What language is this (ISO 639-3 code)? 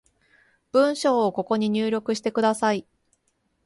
jpn